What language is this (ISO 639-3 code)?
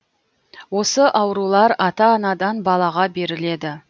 kaz